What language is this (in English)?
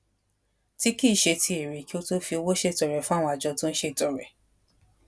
Yoruba